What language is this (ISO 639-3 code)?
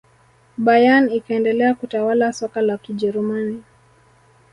swa